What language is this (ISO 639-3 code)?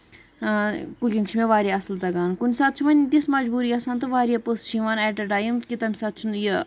kas